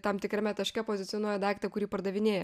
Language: Lithuanian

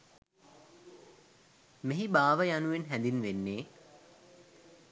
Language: Sinhala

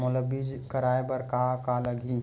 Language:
Chhattisgarhi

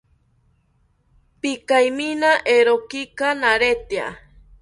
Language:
South Ucayali Ashéninka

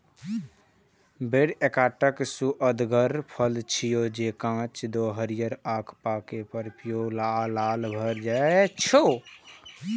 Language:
Maithili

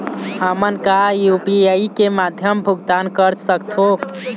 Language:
Chhattisgarhi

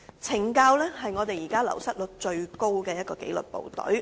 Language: Cantonese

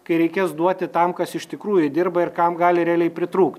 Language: Lithuanian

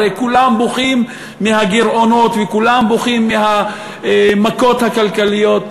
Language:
Hebrew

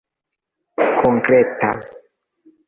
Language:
Esperanto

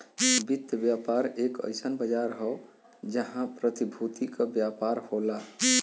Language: Bhojpuri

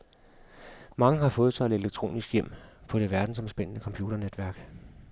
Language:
Danish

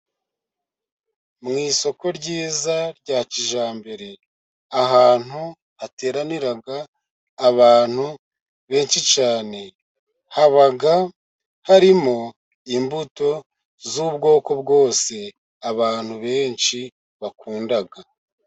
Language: Kinyarwanda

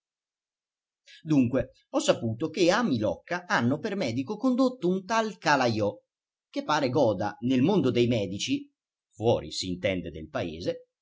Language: Italian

